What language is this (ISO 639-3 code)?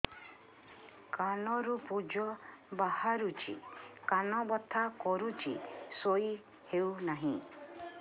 ori